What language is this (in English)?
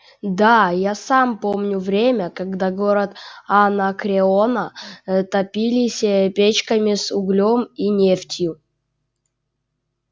Russian